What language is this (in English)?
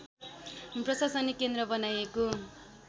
Nepali